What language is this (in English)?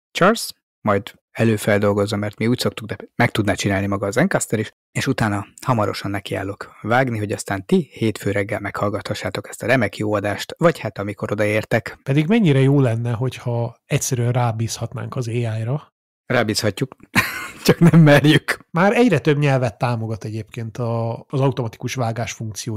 Hungarian